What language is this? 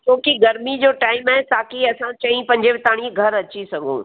Sindhi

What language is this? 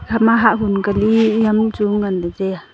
Wancho Naga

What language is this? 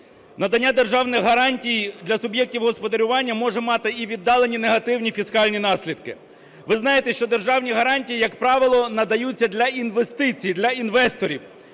Ukrainian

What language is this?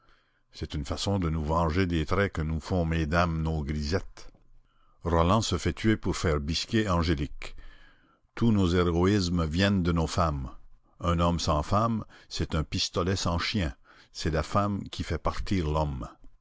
French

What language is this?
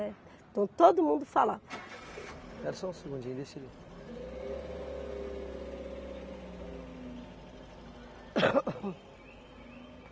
Portuguese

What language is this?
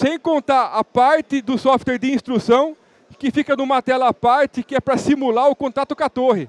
Portuguese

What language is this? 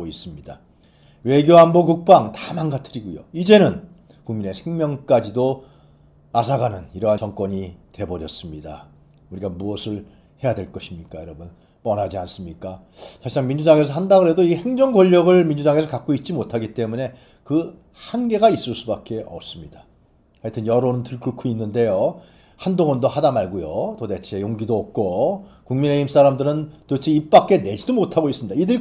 Korean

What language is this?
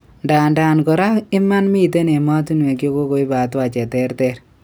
Kalenjin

